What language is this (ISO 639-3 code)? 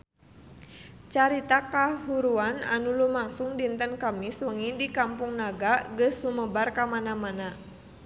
sun